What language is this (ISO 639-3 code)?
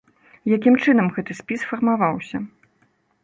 bel